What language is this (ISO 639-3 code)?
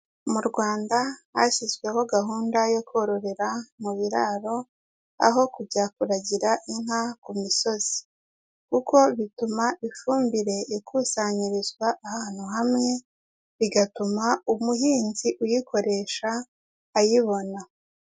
kin